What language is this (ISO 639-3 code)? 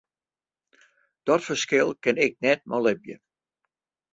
fry